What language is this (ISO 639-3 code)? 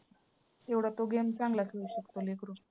mar